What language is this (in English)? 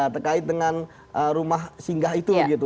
Indonesian